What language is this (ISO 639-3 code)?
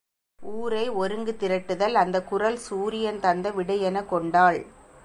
tam